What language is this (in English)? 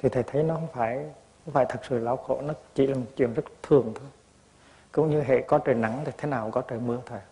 Vietnamese